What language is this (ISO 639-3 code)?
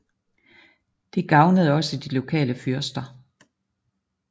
dan